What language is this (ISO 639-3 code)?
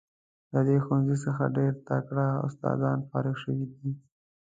pus